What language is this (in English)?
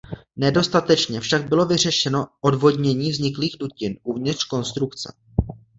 Czech